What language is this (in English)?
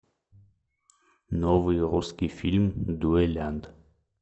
Russian